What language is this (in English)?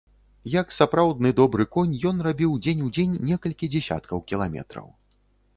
Belarusian